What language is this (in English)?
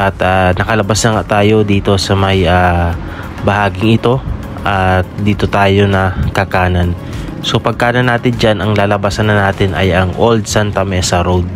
Filipino